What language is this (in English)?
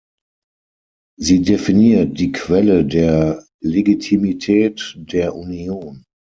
German